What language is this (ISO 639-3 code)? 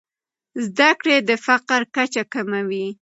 pus